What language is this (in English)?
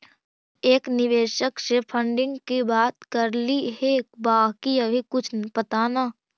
Magahi